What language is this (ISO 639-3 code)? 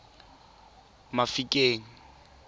tsn